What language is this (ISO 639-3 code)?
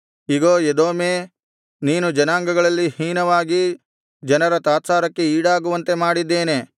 kan